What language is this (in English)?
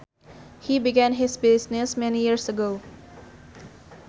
Sundanese